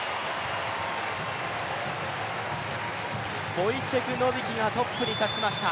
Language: Japanese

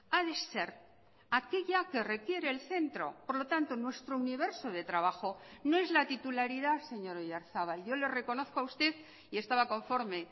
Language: Spanish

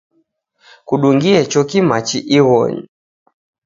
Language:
Taita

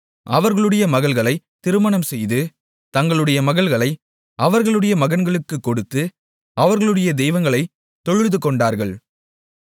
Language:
Tamil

